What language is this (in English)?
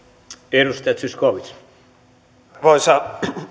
Finnish